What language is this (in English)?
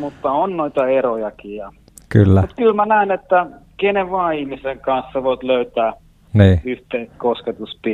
Finnish